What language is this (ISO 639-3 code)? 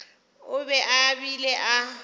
nso